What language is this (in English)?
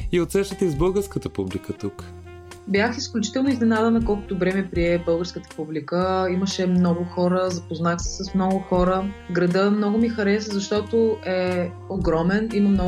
Bulgarian